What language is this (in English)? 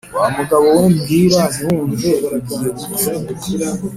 Kinyarwanda